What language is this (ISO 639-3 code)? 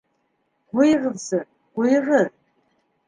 bak